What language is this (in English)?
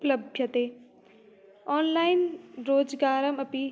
Sanskrit